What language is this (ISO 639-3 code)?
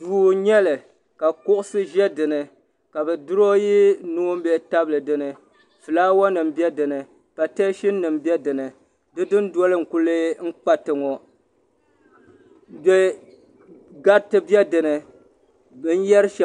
dag